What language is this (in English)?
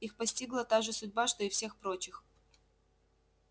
Russian